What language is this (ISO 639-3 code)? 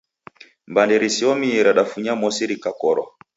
dav